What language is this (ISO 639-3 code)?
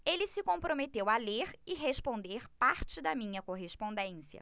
por